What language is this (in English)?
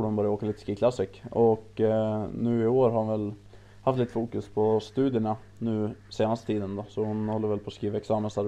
Swedish